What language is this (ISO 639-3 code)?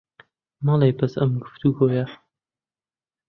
ckb